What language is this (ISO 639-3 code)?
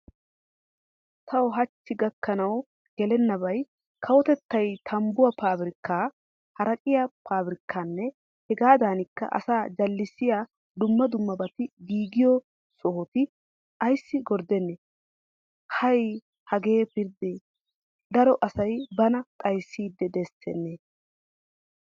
wal